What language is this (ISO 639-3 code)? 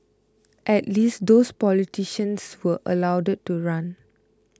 eng